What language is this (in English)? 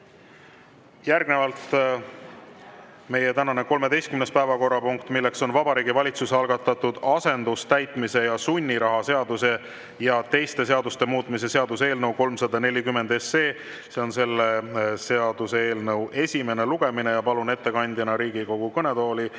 Estonian